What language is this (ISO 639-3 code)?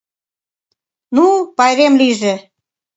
chm